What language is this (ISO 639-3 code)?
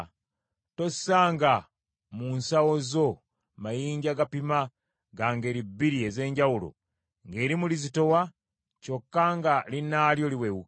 lug